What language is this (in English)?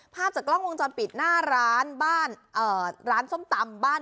Thai